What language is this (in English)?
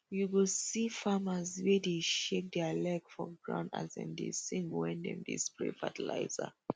Nigerian Pidgin